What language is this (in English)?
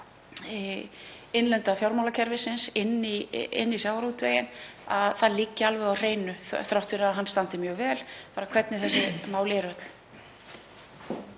Icelandic